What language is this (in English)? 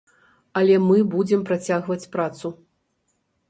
Belarusian